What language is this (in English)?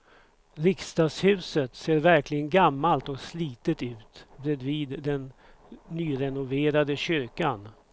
Swedish